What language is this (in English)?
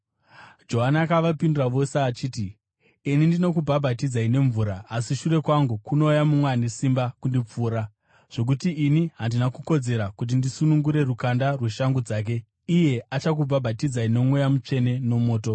Shona